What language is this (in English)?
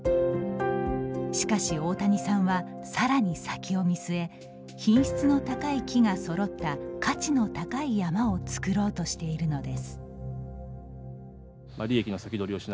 Japanese